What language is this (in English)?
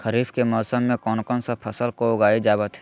Magahi